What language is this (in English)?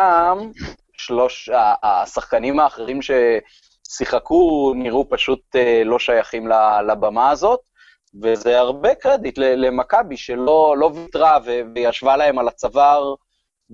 Hebrew